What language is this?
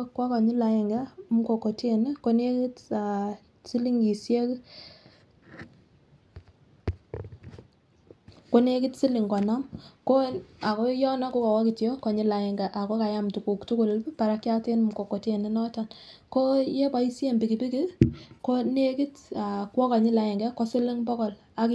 Kalenjin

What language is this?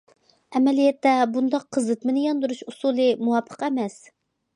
Uyghur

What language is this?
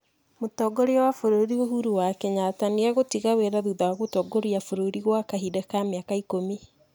Kikuyu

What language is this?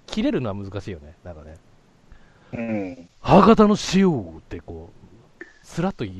Japanese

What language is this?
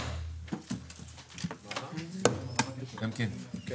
Hebrew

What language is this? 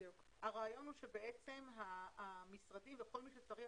Hebrew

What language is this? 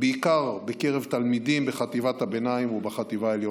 Hebrew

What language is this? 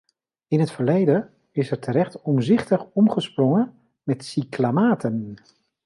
Dutch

